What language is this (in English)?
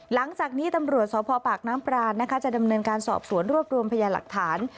Thai